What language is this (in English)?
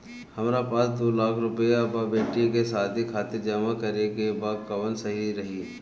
Bhojpuri